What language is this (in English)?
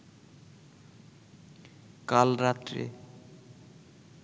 Bangla